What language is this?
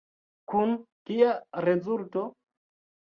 Esperanto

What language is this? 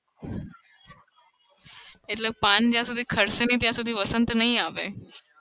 Gujarati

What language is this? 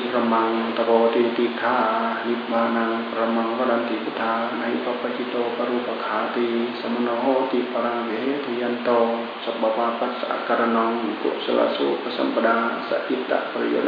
Thai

